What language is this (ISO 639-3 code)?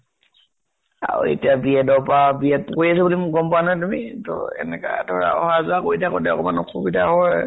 asm